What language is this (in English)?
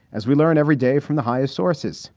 English